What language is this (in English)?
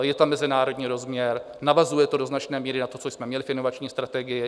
Czech